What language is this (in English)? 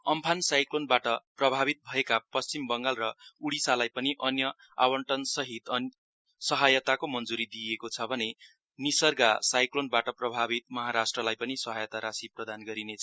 Nepali